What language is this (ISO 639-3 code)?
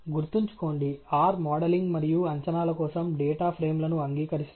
tel